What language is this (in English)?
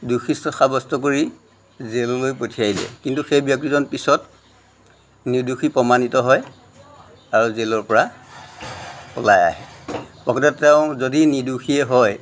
Assamese